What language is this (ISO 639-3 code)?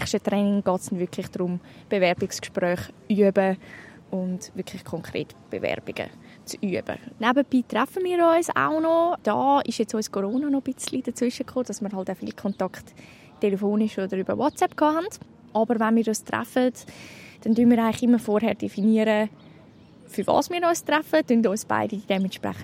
deu